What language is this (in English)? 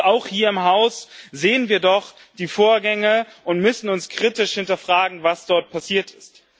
German